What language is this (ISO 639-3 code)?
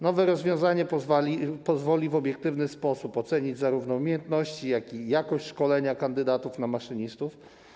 pol